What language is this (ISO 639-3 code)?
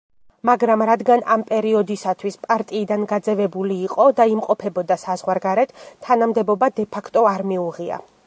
kat